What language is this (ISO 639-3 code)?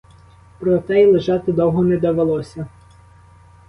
ukr